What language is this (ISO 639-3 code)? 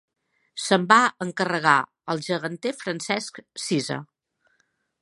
cat